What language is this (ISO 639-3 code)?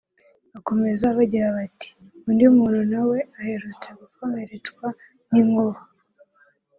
kin